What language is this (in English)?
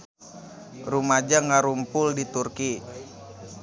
Sundanese